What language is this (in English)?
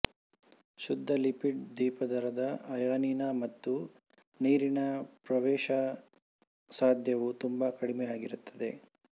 Kannada